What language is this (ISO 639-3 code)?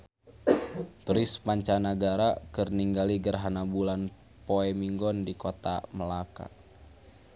sun